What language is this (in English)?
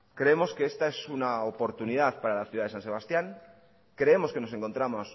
Spanish